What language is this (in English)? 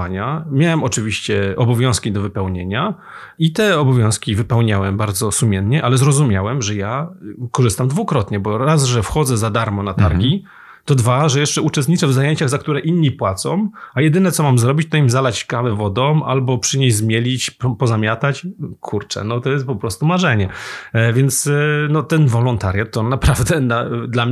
Polish